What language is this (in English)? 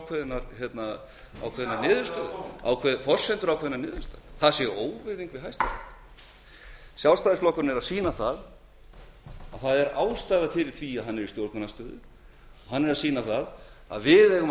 Icelandic